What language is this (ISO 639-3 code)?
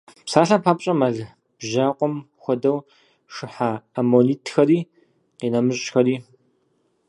kbd